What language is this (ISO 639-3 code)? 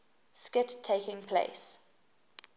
eng